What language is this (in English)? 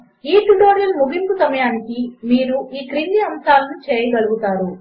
Telugu